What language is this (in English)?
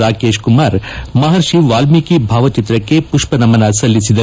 Kannada